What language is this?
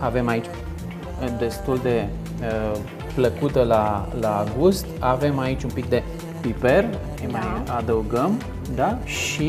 Romanian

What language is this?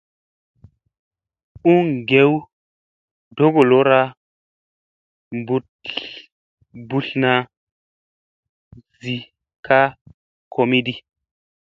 Musey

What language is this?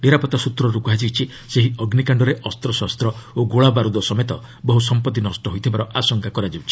Odia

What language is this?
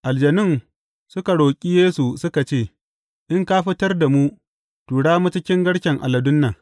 Hausa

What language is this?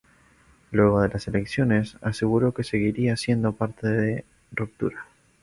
Spanish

